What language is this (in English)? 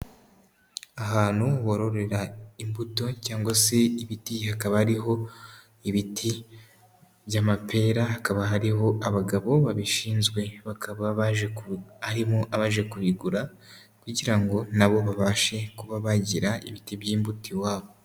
Kinyarwanda